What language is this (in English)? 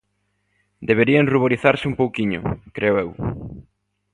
Galician